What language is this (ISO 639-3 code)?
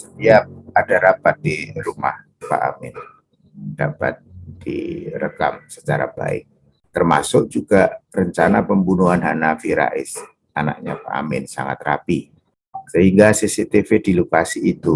ind